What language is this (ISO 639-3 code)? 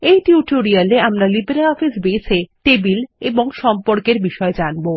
ben